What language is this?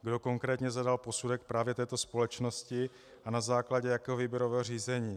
Czech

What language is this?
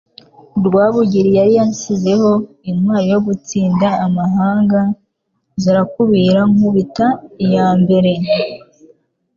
Kinyarwanda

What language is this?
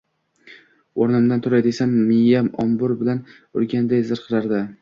Uzbek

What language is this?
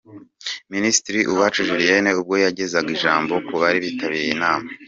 Kinyarwanda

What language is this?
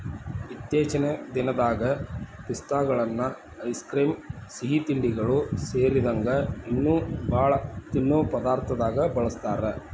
Kannada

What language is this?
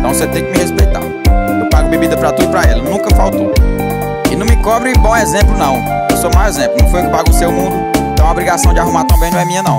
Portuguese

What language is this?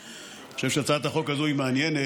Hebrew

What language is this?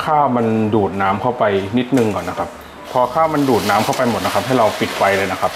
Thai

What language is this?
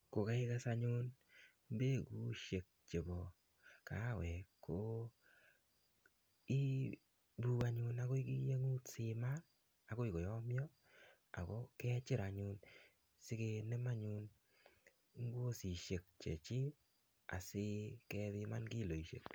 Kalenjin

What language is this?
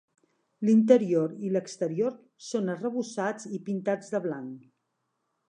Catalan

